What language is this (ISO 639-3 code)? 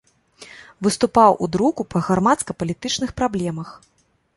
bel